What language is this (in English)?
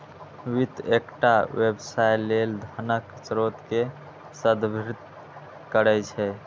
Maithili